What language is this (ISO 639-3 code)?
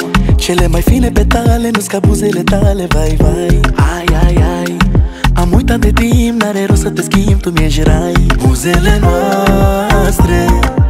ron